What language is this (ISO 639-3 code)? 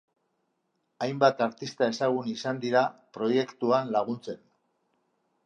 eus